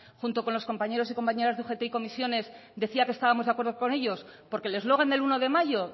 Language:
Spanish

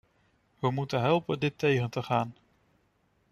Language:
Dutch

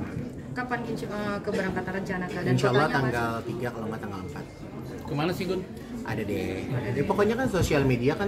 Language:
Indonesian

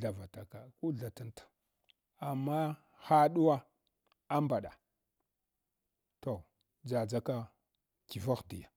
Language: Hwana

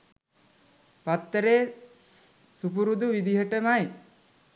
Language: Sinhala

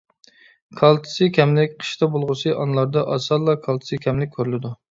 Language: Uyghur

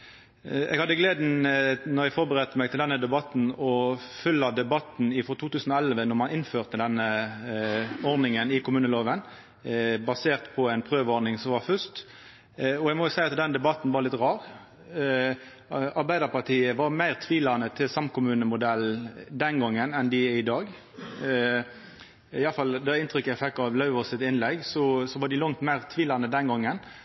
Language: Norwegian Nynorsk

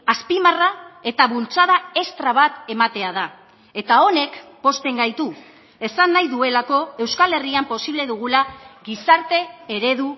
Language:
Basque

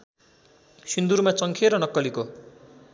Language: Nepali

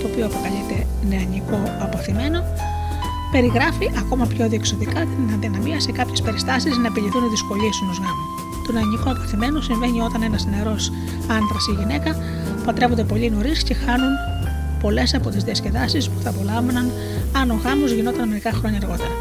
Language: Greek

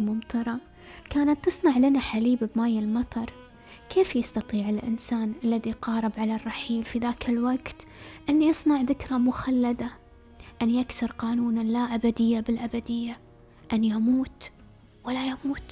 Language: Arabic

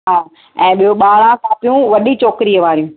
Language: Sindhi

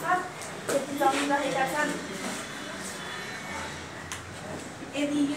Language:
Indonesian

